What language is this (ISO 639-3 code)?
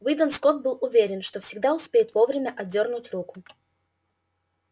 rus